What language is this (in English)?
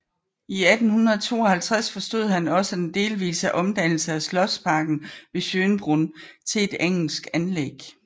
Danish